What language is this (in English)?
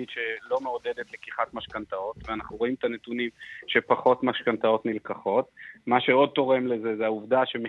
Hebrew